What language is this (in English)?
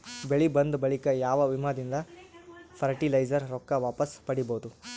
Kannada